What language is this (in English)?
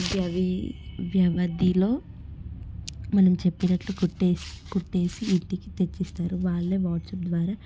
Telugu